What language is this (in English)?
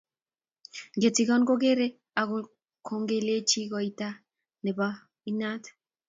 Kalenjin